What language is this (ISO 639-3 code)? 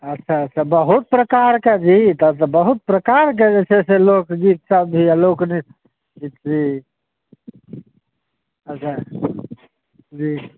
mai